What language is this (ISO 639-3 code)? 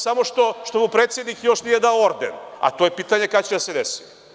srp